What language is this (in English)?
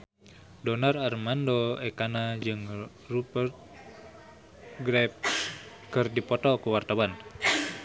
Sundanese